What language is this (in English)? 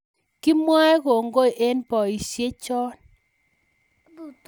Kalenjin